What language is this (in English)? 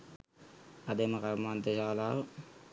Sinhala